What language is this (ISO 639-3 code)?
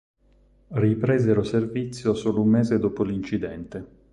ita